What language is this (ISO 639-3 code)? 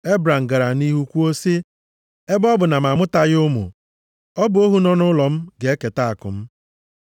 ibo